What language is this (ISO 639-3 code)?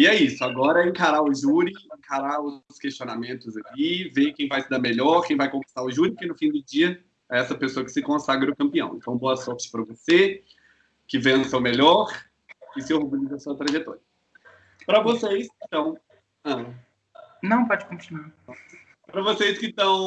por